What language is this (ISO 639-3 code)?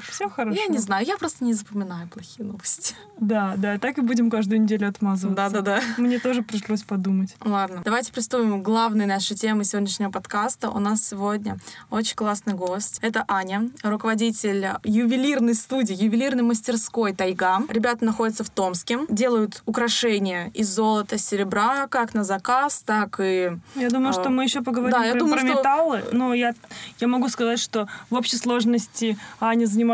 rus